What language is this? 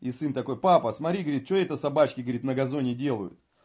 Russian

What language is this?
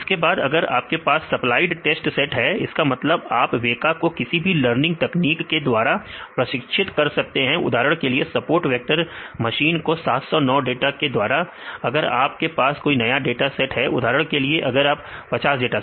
Hindi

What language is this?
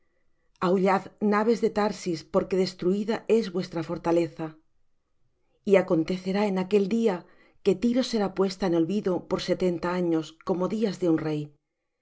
Spanish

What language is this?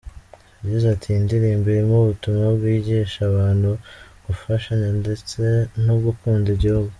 Kinyarwanda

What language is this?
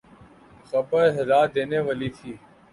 Urdu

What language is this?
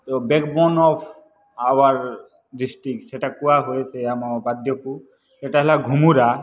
Odia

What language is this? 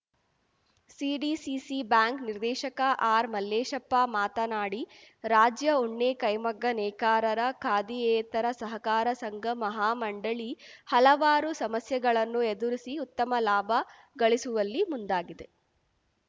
Kannada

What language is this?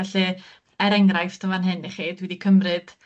Welsh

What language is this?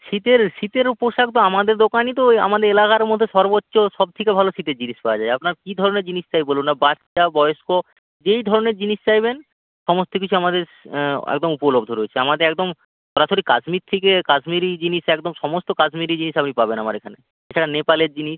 Bangla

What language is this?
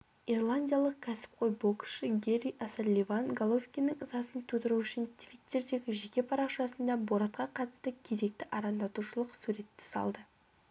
Kazakh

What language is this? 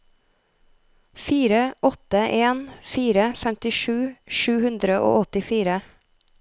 Norwegian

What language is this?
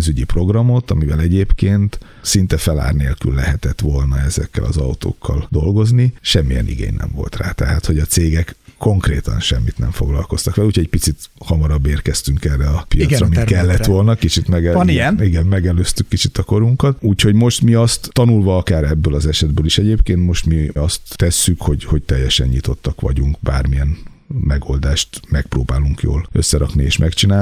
Hungarian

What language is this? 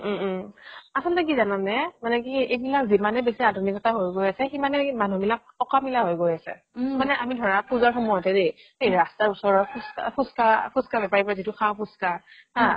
Assamese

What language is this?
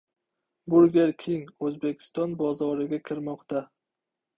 Uzbek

